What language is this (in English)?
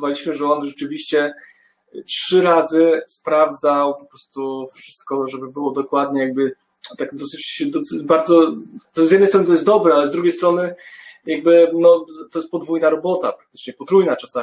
Polish